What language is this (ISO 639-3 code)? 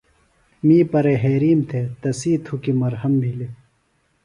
phl